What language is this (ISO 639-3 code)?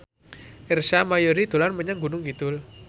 jav